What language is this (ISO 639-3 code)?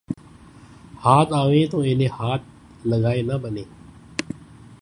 urd